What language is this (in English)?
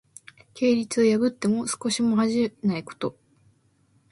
Japanese